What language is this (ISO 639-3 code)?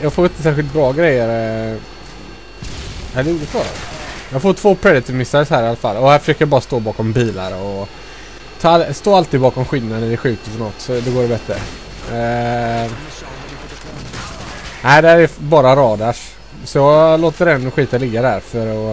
swe